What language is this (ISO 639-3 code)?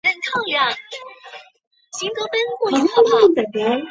zho